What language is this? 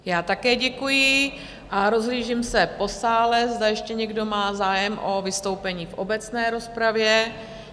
Czech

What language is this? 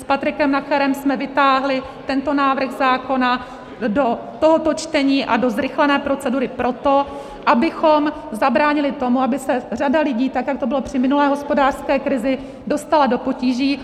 Czech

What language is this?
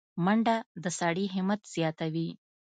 Pashto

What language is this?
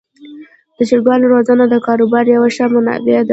Pashto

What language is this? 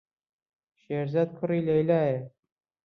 Central Kurdish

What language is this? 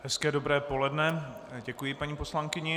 Czech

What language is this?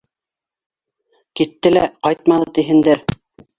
Bashkir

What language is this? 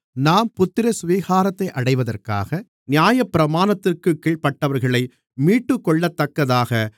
Tamil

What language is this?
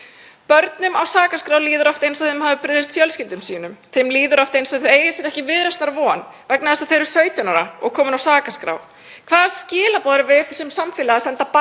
Icelandic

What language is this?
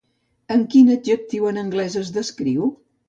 Catalan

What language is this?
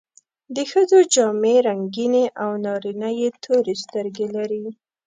Pashto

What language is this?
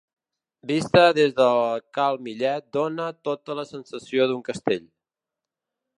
Catalan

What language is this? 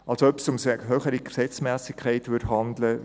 Swiss German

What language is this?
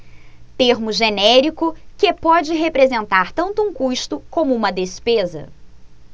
Portuguese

